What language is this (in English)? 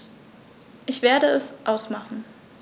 German